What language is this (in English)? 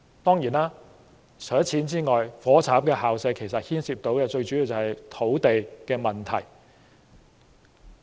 Cantonese